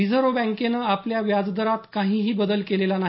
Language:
Marathi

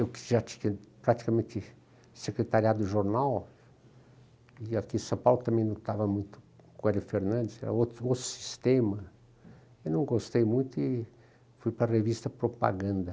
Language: Portuguese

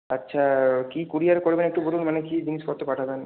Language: Bangla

